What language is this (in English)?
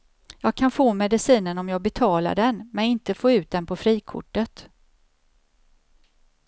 Swedish